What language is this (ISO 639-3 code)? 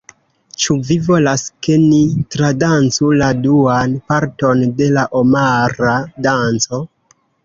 epo